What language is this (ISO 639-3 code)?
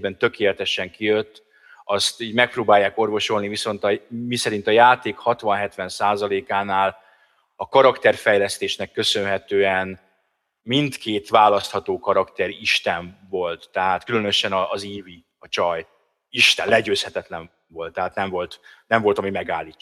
hun